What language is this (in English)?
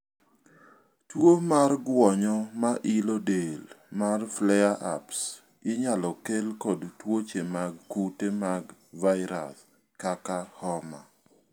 Luo (Kenya and Tanzania)